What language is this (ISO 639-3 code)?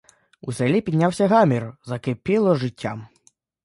ukr